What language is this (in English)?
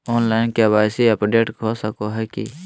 Magahi